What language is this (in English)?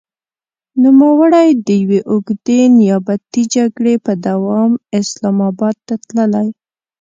Pashto